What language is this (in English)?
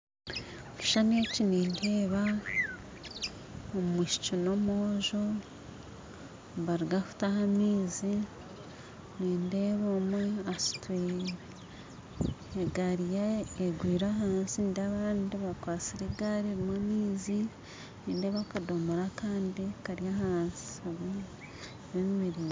Nyankole